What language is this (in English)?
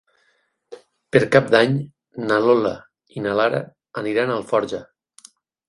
Catalan